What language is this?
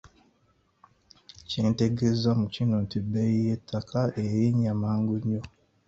Ganda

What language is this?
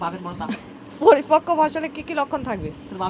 Bangla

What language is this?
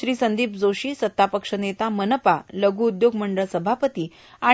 Marathi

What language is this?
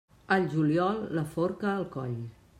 Catalan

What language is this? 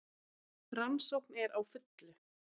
Icelandic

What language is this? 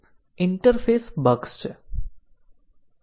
Gujarati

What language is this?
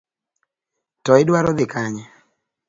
Luo (Kenya and Tanzania)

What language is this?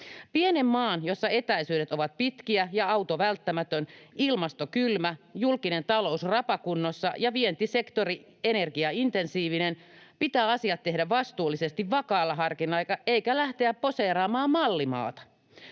Finnish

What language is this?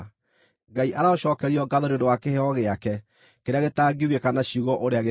Kikuyu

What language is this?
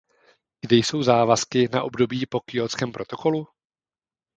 Czech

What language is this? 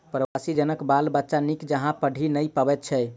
Maithili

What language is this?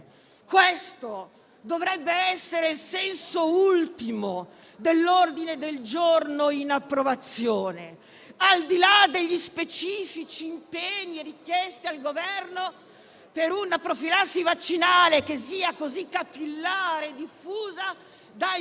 Italian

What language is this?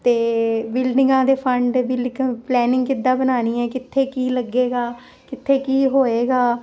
Punjabi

